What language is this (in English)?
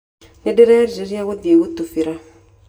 Kikuyu